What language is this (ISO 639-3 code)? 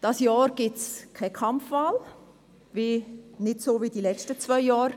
gsw